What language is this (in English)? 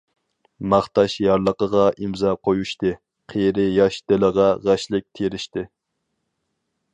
Uyghur